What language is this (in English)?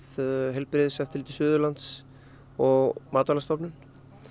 Icelandic